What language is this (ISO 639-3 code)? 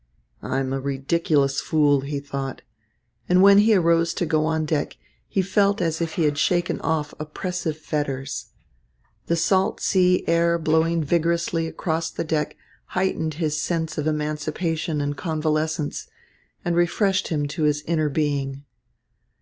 eng